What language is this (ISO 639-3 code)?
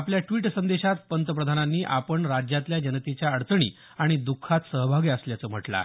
mar